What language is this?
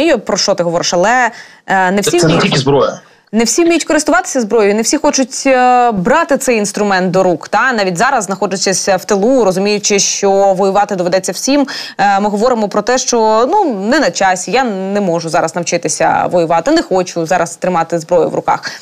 Ukrainian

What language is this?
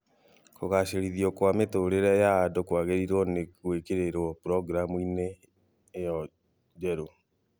Kikuyu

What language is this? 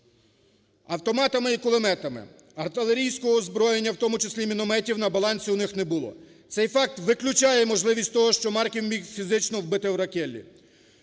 Ukrainian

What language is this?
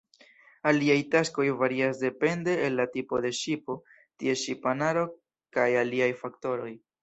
Esperanto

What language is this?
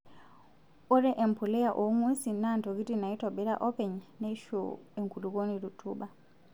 Masai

